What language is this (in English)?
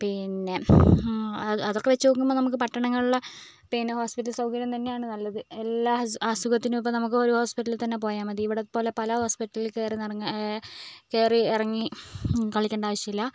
Malayalam